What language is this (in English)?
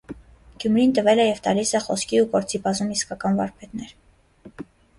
Armenian